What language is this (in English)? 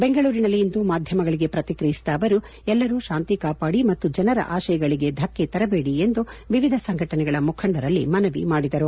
Kannada